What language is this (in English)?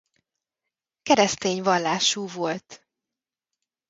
Hungarian